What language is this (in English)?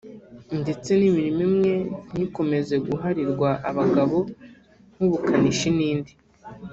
Kinyarwanda